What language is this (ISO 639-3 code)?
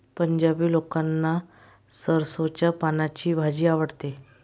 mar